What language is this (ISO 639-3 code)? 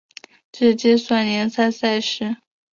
zho